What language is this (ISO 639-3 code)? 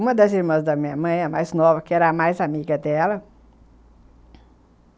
por